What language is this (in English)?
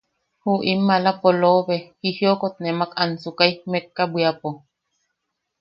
Yaqui